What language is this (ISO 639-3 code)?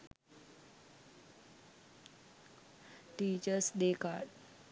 sin